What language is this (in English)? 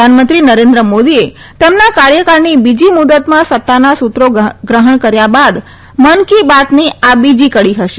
Gujarati